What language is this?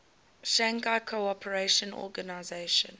English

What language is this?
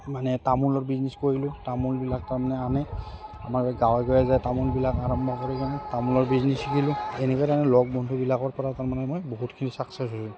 Assamese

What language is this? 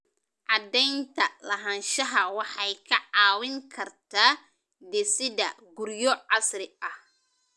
Somali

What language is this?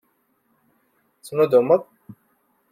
Kabyle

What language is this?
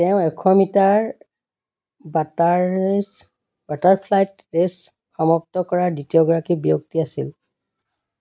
Assamese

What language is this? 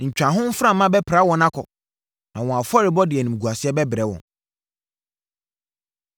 Akan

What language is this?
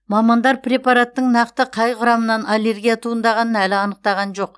Kazakh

